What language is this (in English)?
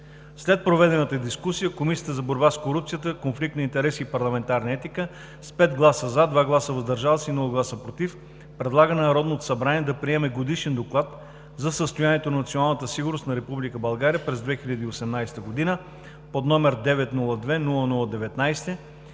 Bulgarian